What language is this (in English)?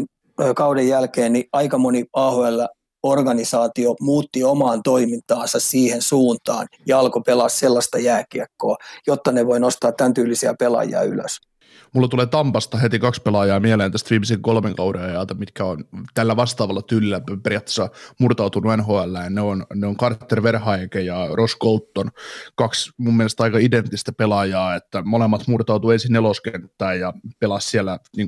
Finnish